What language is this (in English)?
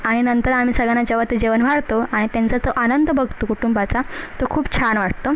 Marathi